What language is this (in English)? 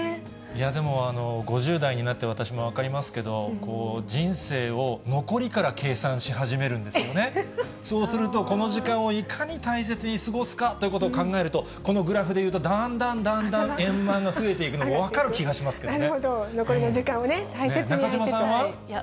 Japanese